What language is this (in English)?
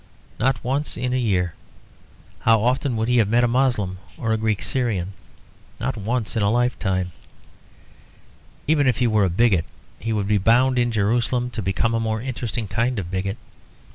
English